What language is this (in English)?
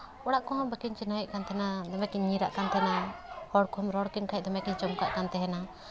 Santali